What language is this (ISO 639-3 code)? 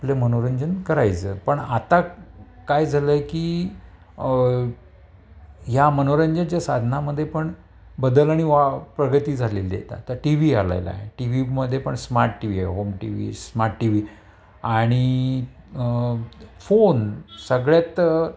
mar